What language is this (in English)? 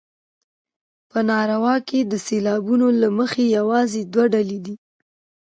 Pashto